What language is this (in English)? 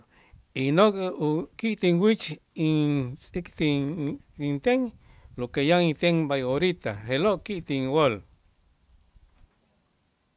Itzá